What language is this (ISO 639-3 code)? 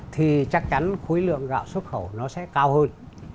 vie